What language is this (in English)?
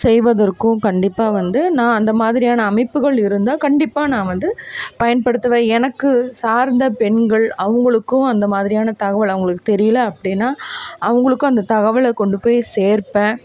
Tamil